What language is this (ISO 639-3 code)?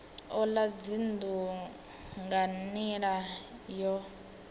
ven